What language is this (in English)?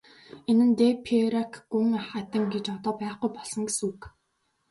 Mongolian